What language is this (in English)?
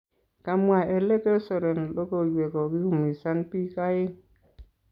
Kalenjin